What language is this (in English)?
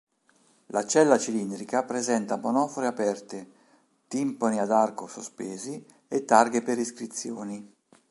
Italian